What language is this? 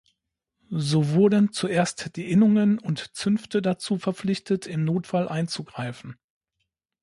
German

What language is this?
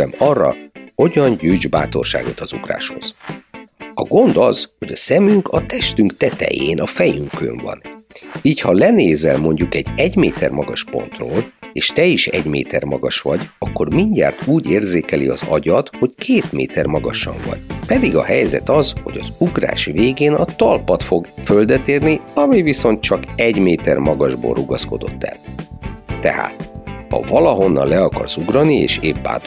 Hungarian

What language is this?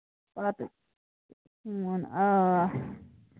Kashmiri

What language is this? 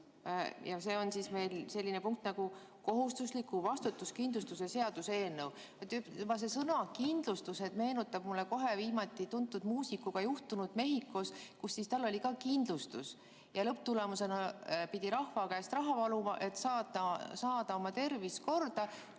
Estonian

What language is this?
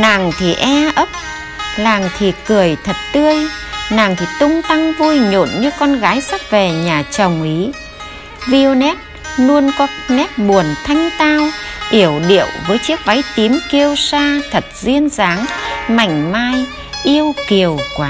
Vietnamese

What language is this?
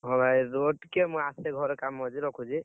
Odia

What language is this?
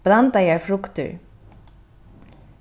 Faroese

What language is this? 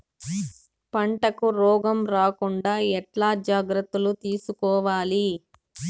Telugu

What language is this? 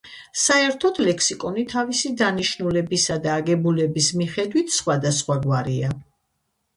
Georgian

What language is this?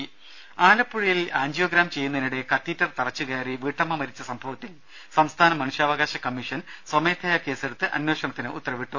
Malayalam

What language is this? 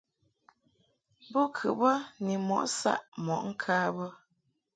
Mungaka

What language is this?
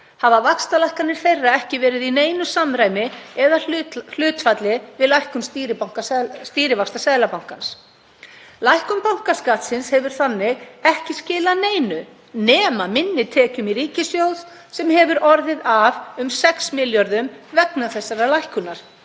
Icelandic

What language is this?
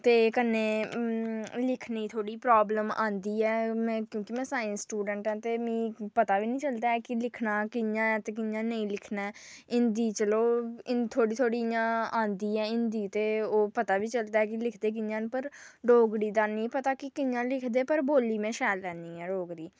Dogri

